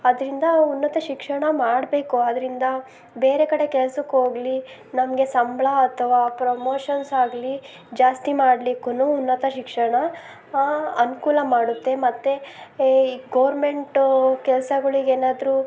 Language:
Kannada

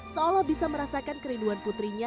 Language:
Indonesian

